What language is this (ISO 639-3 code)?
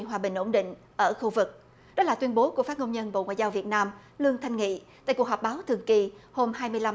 vie